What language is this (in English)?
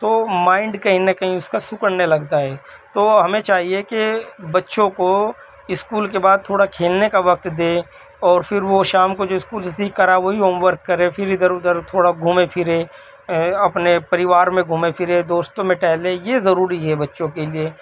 Urdu